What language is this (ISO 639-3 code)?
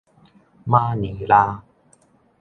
nan